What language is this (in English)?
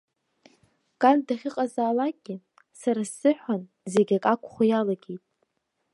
Abkhazian